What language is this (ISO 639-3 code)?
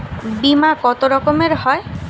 ben